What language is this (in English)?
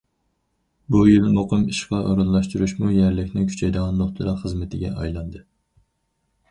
Uyghur